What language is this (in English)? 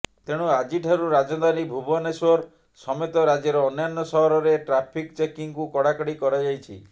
Odia